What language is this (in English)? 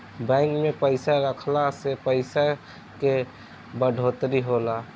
Bhojpuri